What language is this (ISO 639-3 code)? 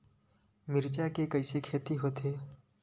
hne